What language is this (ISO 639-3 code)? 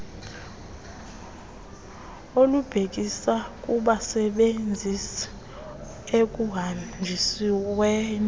xho